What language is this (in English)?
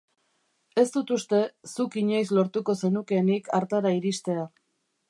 Basque